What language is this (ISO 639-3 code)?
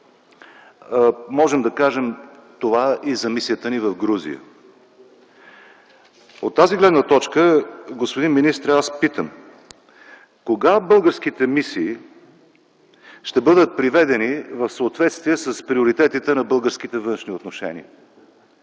bul